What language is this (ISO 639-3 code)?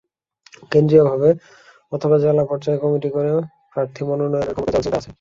ben